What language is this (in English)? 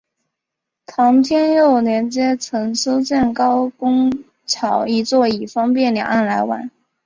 Chinese